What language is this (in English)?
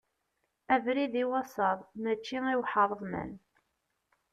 Kabyle